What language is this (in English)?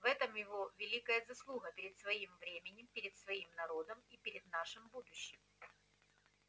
Russian